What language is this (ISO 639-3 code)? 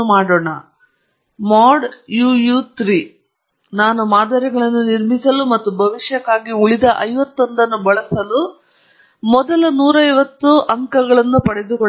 kan